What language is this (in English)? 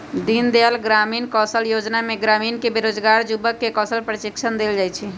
Magahi